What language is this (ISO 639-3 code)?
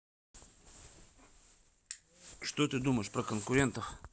rus